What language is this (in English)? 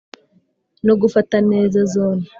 Kinyarwanda